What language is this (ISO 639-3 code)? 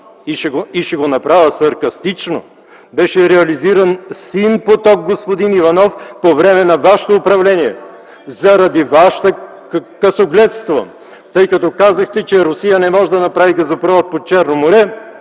bul